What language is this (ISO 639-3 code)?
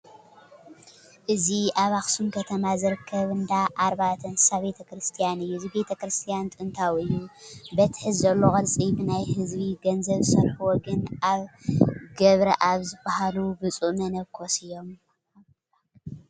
tir